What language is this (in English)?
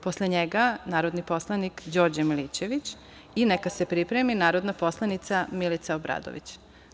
Serbian